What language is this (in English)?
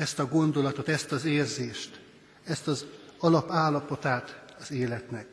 Hungarian